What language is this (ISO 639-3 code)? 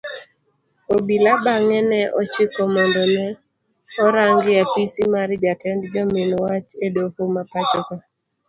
luo